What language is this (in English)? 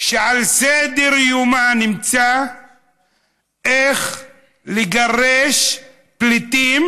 Hebrew